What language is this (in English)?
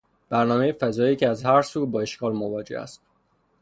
Persian